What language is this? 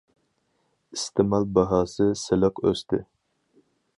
Uyghur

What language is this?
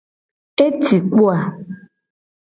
Gen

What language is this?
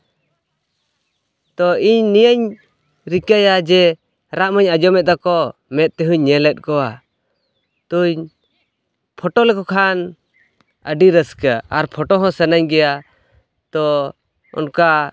Santali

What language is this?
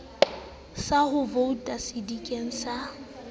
Southern Sotho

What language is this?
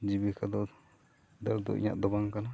Santali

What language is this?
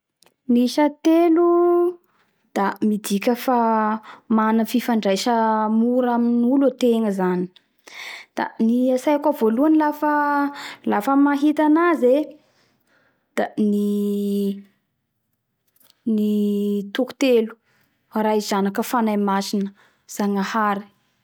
Bara Malagasy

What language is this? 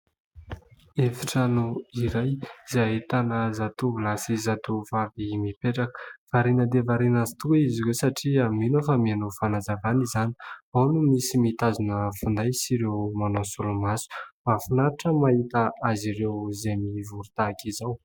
Malagasy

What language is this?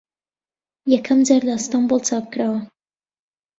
Central Kurdish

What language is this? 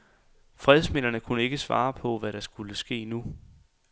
Danish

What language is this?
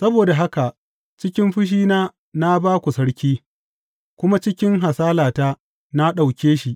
Hausa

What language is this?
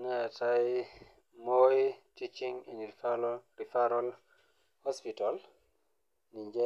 Masai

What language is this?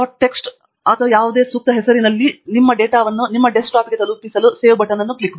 Kannada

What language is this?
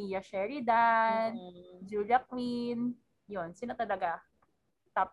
Filipino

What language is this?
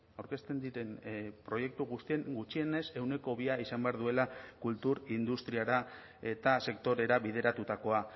Basque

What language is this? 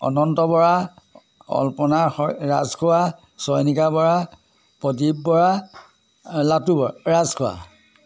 Assamese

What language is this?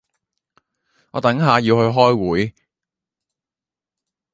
Cantonese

